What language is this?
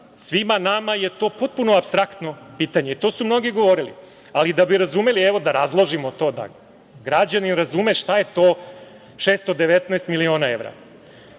Serbian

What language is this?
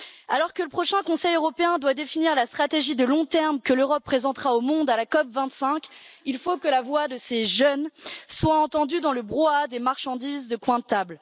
French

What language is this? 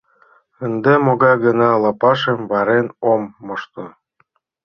Mari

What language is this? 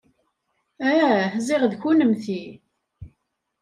Kabyle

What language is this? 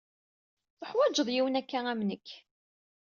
Kabyle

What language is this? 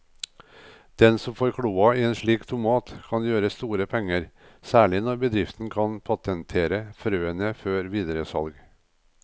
Norwegian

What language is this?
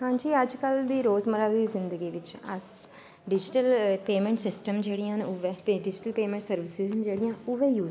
Dogri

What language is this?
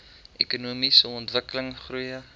Afrikaans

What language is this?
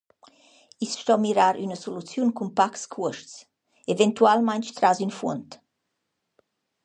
Romansh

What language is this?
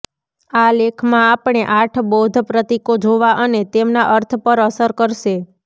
Gujarati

